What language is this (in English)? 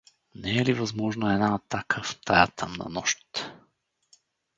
Bulgarian